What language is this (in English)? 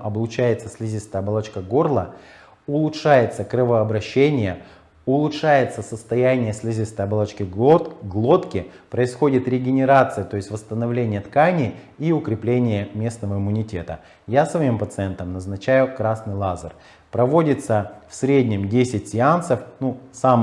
Russian